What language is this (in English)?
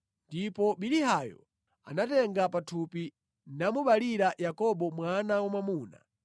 Nyanja